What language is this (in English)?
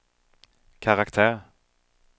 Swedish